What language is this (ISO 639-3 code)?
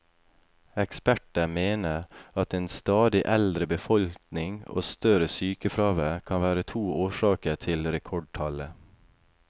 nor